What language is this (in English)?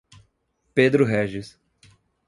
Portuguese